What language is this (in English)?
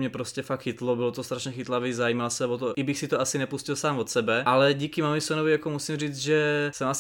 Czech